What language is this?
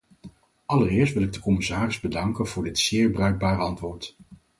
Dutch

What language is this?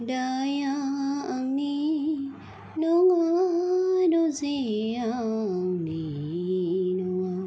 Bodo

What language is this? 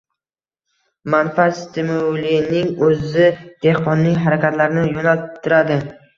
Uzbek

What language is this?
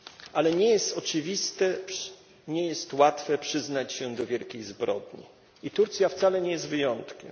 Polish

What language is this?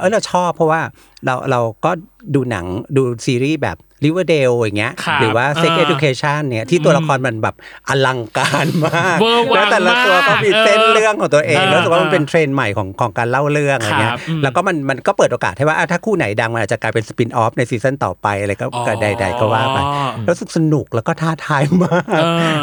Thai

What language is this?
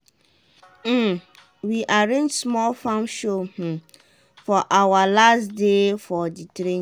Nigerian Pidgin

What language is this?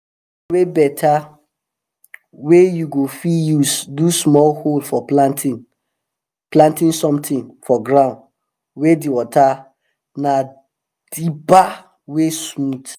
Nigerian Pidgin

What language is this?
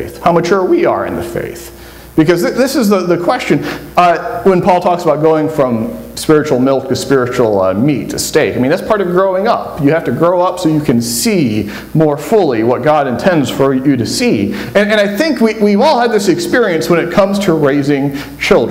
English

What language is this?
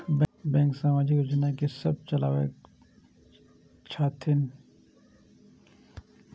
Maithili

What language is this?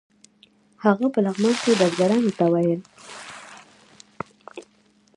Pashto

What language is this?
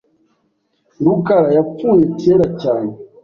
Kinyarwanda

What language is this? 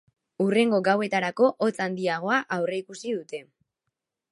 Basque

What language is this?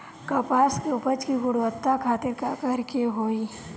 Bhojpuri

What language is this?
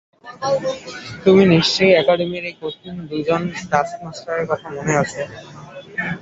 Bangla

